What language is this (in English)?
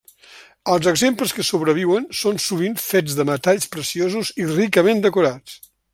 Catalan